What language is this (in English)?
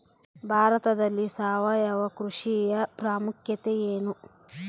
Kannada